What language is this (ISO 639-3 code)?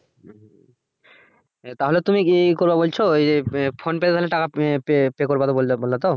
ben